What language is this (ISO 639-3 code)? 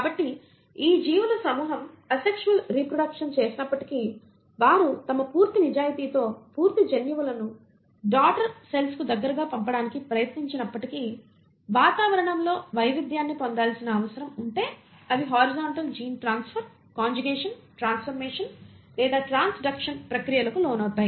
tel